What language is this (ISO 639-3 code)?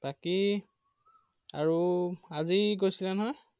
asm